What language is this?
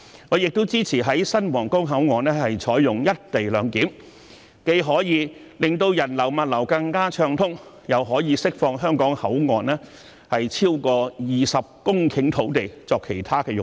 Cantonese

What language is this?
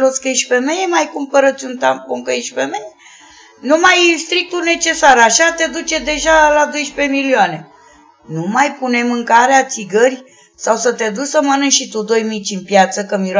Romanian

